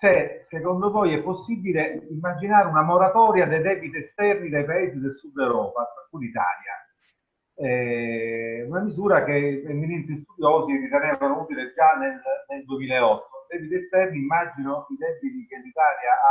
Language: Italian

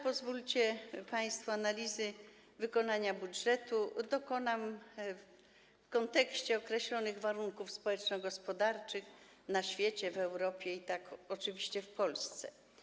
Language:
Polish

